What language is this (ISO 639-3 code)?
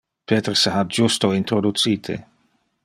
ina